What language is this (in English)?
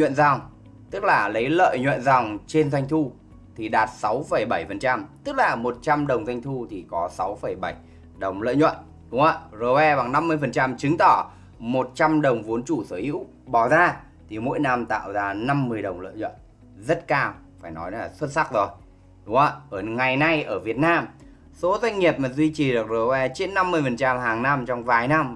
Vietnamese